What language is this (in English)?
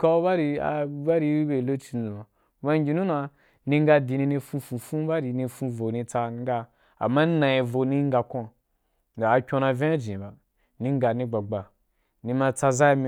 Wapan